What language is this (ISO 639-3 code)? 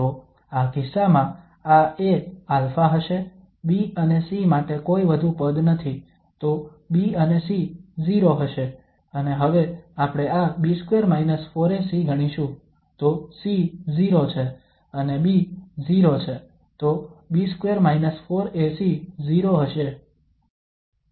guj